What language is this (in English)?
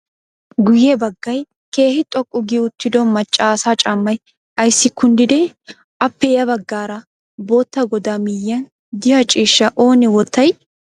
Wolaytta